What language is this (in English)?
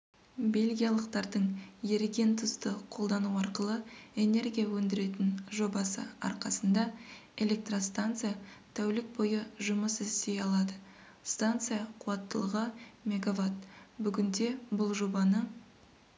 Kazakh